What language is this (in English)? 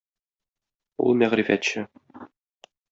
Tatar